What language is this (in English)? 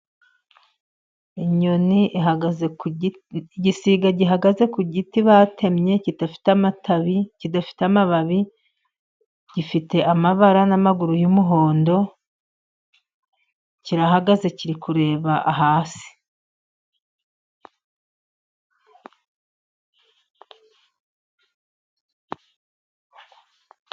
Kinyarwanda